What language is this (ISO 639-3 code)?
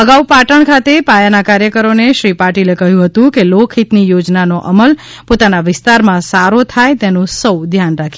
guj